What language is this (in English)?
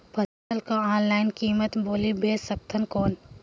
Chhattisgarhi